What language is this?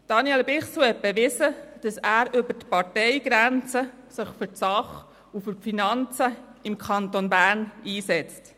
Swiss German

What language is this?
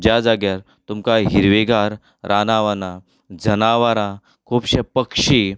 Konkani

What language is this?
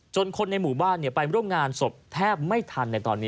Thai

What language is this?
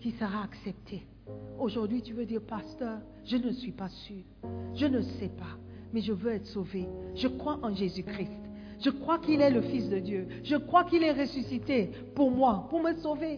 French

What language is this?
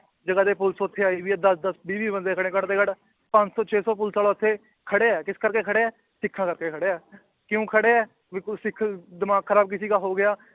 Punjabi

